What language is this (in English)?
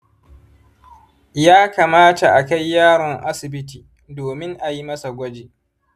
Hausa